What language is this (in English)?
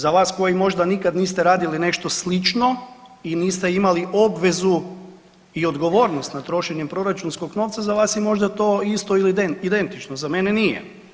Croatian